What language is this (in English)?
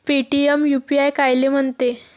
Marathi